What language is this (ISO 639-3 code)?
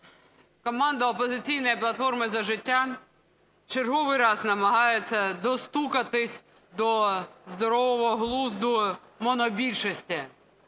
ukr